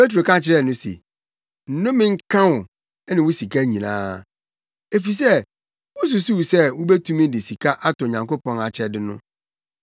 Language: Akan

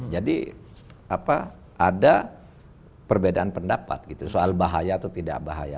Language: Indonesian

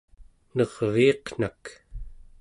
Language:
Central Yupik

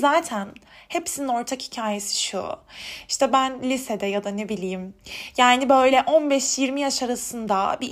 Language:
Turkish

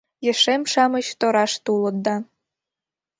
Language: Mari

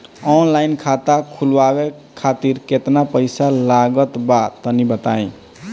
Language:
Bhojpuri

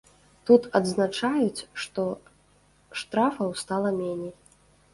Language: Belarusian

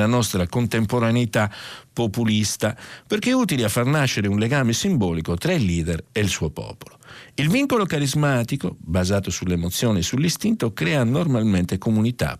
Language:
Italian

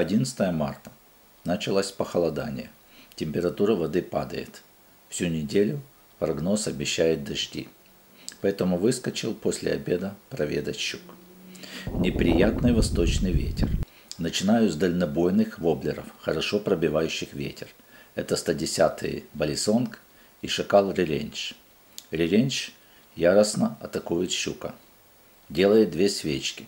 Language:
Russian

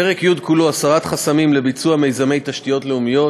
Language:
Hebrew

